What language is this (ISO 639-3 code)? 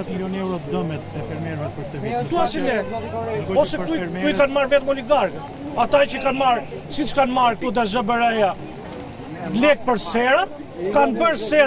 ron